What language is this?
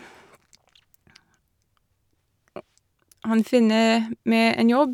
Norwegian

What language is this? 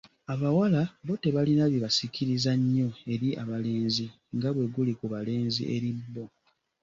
Ganda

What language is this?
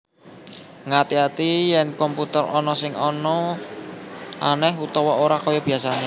Javanese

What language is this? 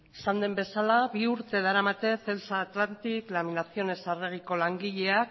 Basque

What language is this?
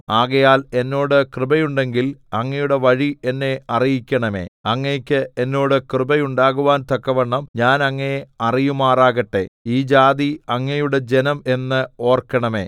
Malayalam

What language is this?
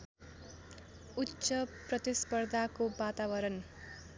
Nepali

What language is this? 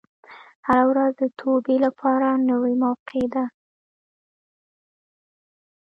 Pashto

